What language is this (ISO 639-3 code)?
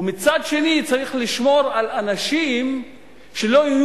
heb